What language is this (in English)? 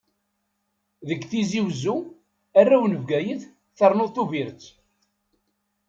Kabyle